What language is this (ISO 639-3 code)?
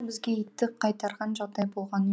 kaz